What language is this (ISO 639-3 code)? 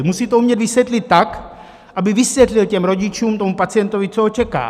ces